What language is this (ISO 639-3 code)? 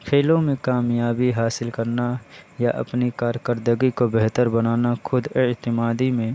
urd